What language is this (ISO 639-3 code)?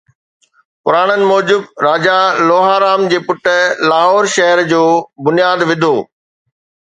snd